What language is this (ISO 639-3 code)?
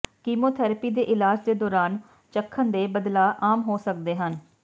pan